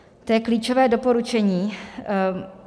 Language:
Czech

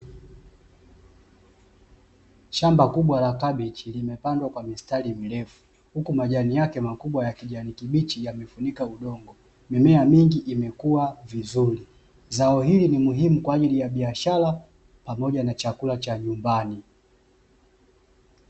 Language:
Swahili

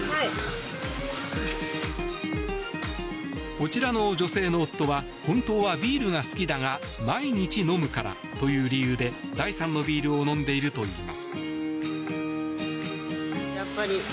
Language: Japanese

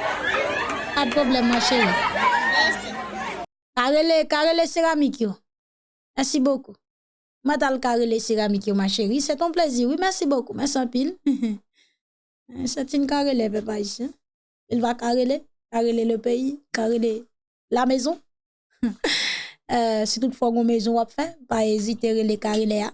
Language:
French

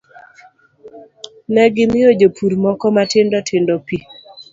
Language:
Luo (Kenya and Tanzania)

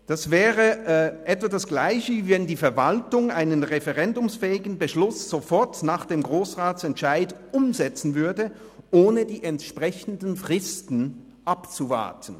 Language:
Swiss German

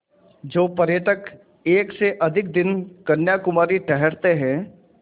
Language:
Hindi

